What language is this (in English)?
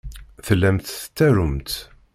Kabyle